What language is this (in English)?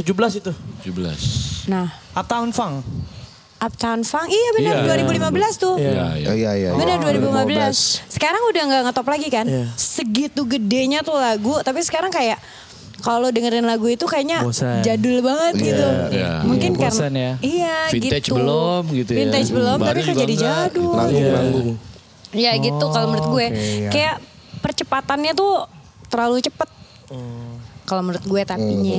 Indonesian